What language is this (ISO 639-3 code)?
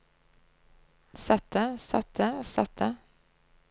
nor